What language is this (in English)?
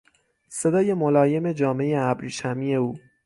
Persian